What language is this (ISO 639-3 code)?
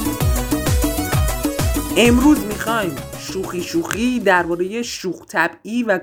fas